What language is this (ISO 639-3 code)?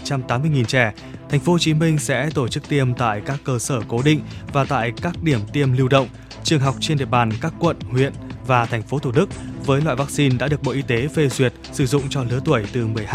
vie